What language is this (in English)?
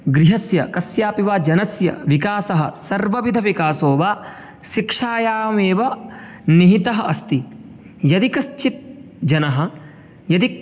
Sanskrit